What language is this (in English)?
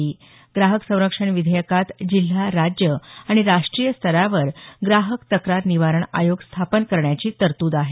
Marathi